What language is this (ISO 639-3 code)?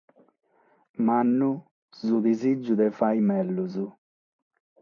srd